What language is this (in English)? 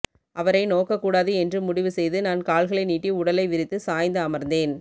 Tamil